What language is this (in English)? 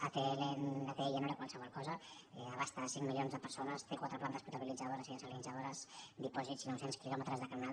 Catalan